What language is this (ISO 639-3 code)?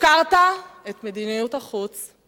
heb